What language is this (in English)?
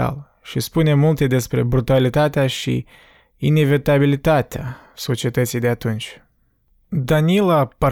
Romanian